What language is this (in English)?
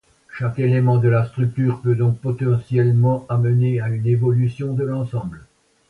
French